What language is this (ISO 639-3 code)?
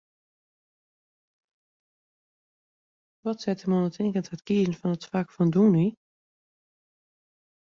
fry